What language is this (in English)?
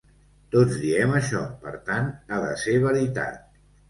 Catalan